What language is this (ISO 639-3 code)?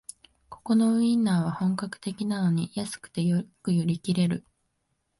jpn